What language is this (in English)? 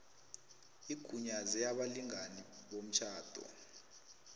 South Ndebele